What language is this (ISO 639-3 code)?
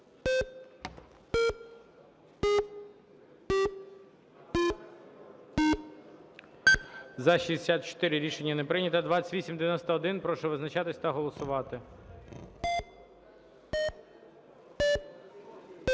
ukr